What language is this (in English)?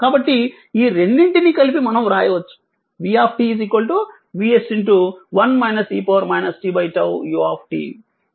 Telugu